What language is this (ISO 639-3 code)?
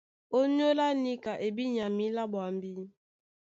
dua